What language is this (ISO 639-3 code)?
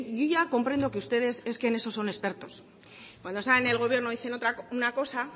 spa